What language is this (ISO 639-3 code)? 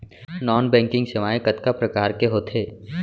hne